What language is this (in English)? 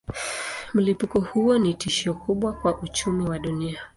Swahili